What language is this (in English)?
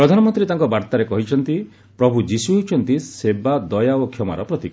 Odia